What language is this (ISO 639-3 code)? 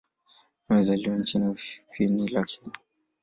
swa